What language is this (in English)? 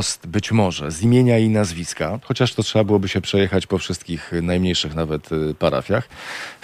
Polish